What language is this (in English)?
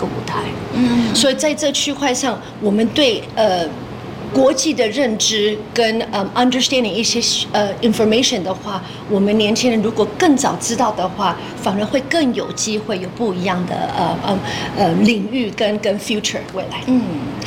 Chinese